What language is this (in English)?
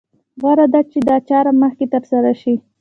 Pashto